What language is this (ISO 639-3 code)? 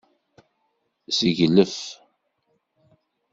kab